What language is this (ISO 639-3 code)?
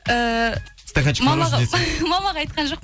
kaz